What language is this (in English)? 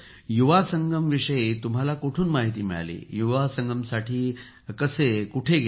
Marathi